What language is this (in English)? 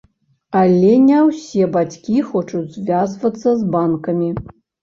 Belarusian